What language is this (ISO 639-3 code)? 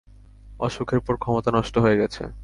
ben